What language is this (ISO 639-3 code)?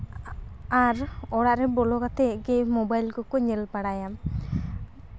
sat